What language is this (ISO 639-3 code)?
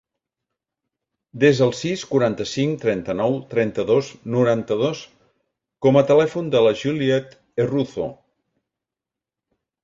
cat